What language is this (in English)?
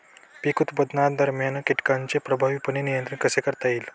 Marathi